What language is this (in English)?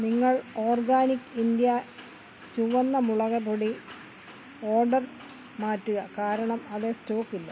Malayalam